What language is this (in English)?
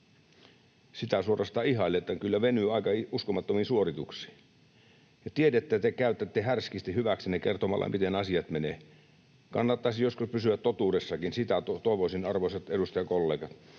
Finnish